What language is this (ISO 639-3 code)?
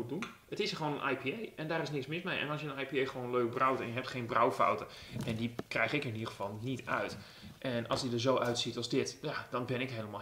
nld